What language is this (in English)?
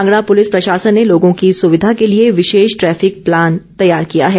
Hindi